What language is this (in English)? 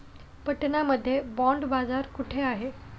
Marathi